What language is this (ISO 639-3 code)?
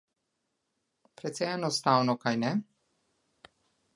slv